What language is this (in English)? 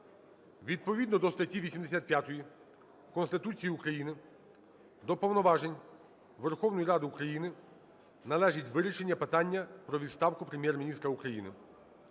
Ukrainian